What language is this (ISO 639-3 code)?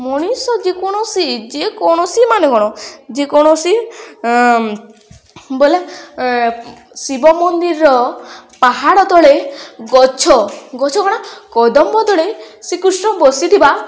ori